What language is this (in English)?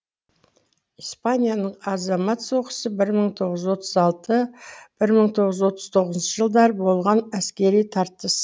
Kazakh